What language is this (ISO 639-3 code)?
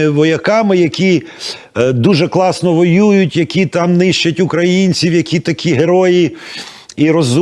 ukr